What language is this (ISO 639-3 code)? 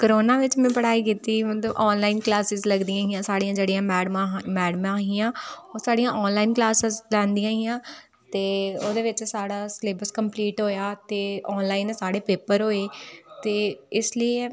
doi